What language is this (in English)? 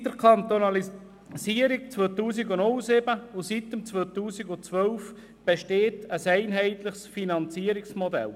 Swiss German